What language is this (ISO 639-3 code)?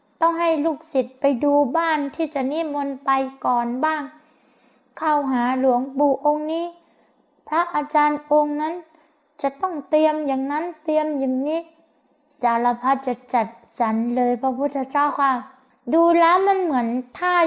tha